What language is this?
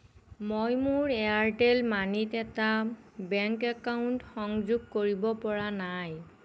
Assamese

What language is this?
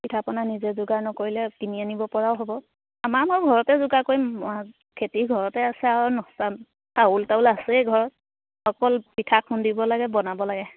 Assamese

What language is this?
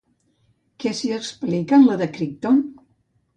Catalan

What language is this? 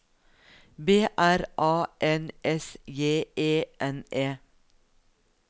Norwegian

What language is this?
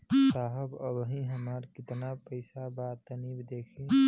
Bhojpuri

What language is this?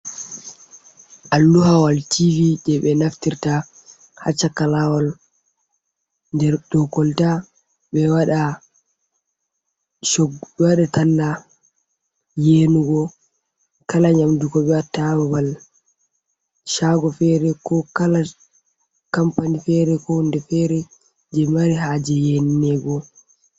Fula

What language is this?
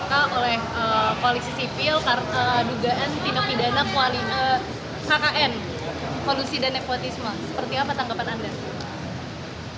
Indonesian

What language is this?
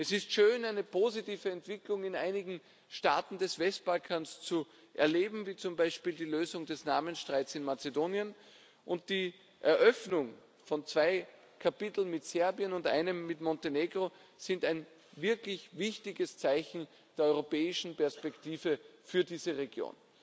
German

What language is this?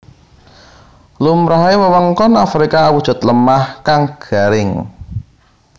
Javanese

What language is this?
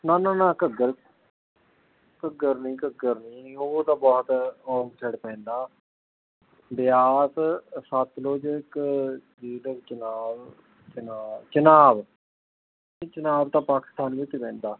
Punjabi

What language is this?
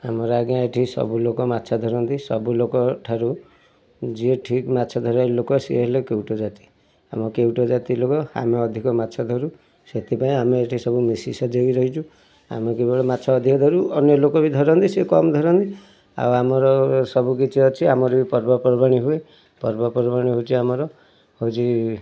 Odia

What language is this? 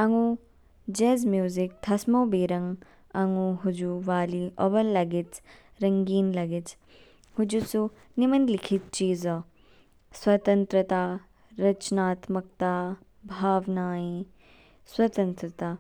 Kinnauri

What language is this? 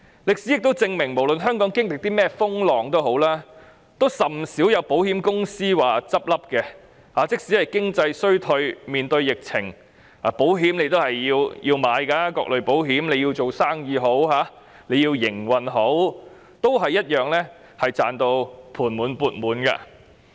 Cantonese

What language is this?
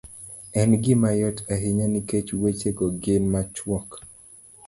Luo (Kenya and Tanzania)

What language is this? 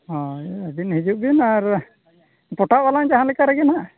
Santali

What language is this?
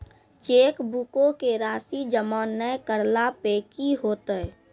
Maithili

